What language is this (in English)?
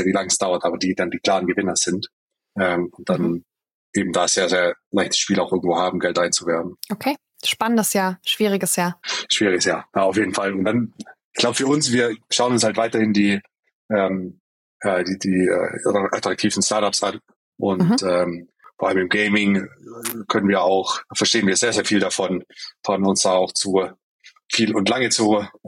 German